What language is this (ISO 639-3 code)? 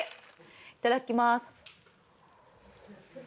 jpn